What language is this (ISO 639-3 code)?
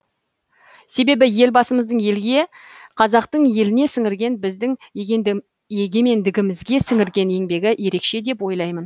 kaz